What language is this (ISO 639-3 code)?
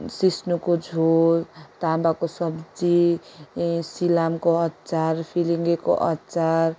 nep